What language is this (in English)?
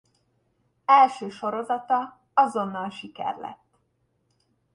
Hungarian